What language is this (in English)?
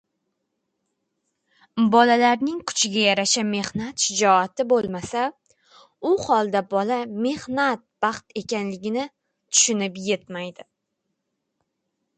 Uzbek